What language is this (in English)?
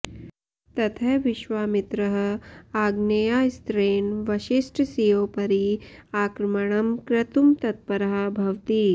Sanskrit